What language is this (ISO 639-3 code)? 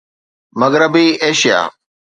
snd